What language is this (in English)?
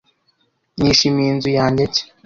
Kinyarwanda